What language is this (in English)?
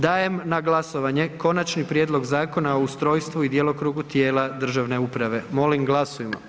Croatian